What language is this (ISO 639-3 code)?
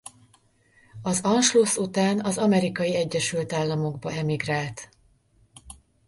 hun